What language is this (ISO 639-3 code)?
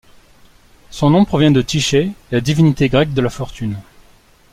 fra